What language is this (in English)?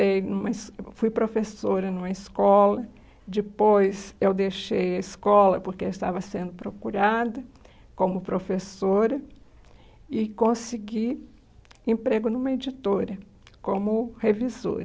Portuguese